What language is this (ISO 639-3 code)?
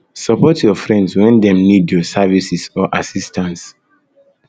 pcm